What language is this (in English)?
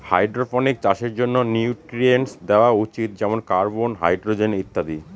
Bangla